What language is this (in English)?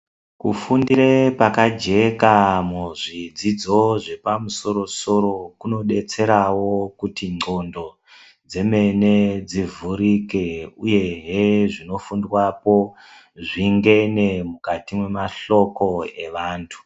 Ndau